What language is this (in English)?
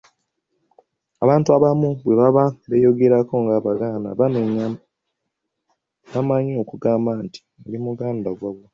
Ganda